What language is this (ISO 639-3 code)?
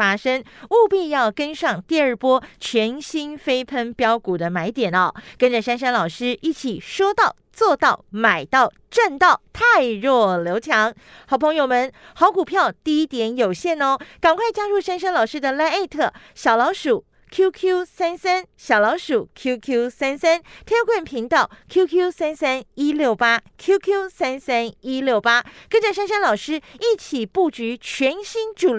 zho